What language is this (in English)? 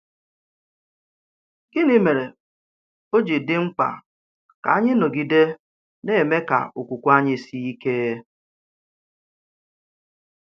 Igbo